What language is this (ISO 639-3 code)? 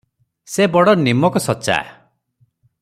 ori